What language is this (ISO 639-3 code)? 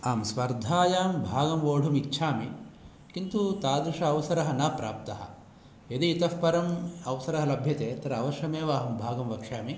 san